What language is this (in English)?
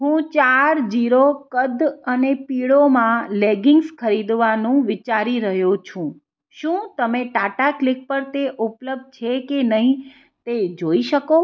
Gujarati